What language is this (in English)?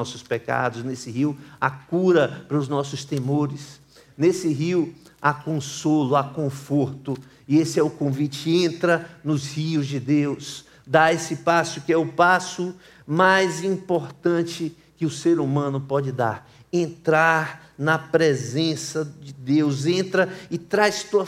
Portuguese